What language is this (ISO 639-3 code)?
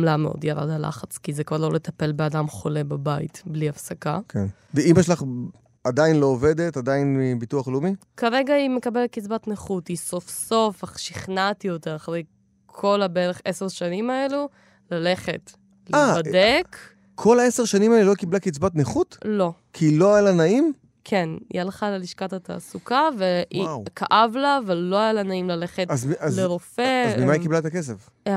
heb